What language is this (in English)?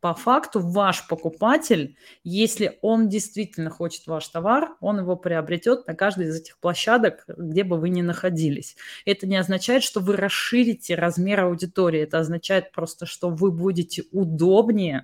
Russian